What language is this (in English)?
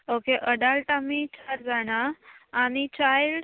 Konkani